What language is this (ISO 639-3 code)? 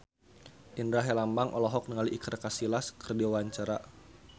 sun